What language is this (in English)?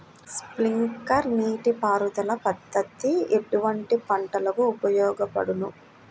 Telugu